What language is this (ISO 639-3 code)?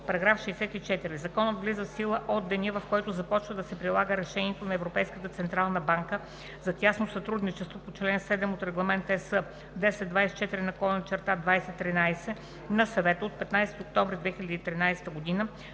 bul